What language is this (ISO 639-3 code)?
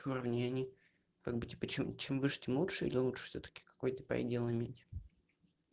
rus